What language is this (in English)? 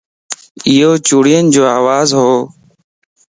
Lasi